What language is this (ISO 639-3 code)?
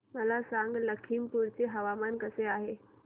mar